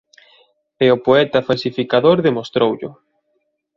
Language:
Galician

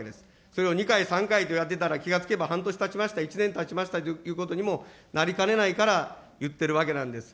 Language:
Japanese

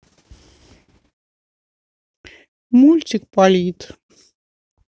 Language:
Russian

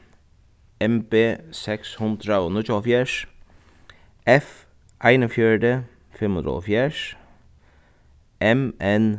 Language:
Faroese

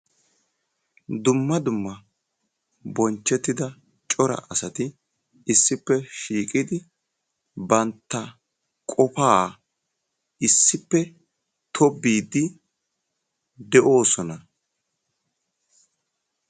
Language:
Wolaytta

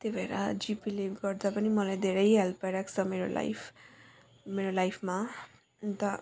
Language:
Nepali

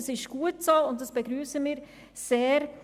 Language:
Swiss German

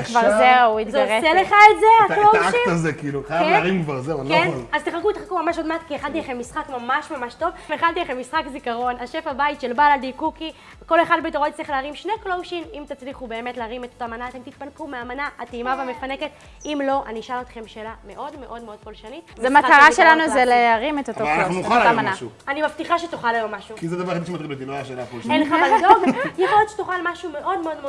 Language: Hebrew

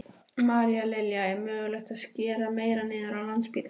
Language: Icelandic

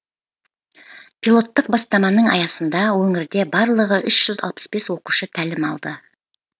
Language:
Kazakh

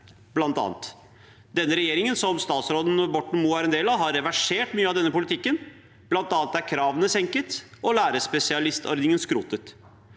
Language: Norwegian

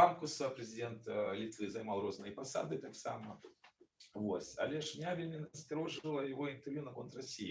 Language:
Russian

